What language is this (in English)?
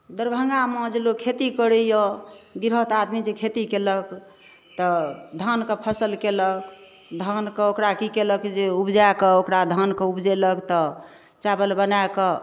Maithili